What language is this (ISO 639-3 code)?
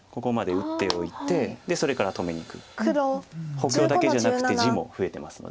jpn